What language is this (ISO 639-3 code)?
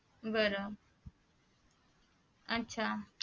mar